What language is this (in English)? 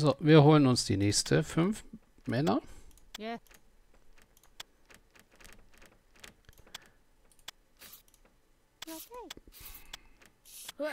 German